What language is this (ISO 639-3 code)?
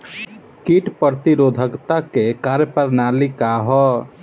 bho